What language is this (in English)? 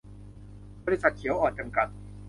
Thai